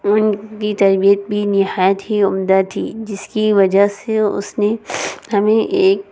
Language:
Urdu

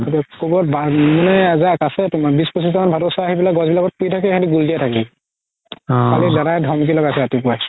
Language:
Assamese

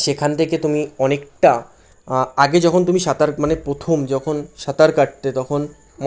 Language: Bangla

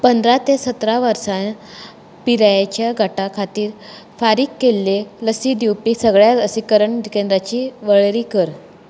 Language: Konkani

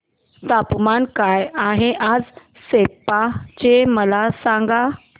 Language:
Marathi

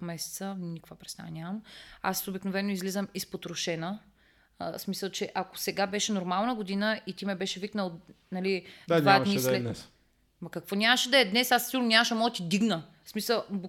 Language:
Bulgarian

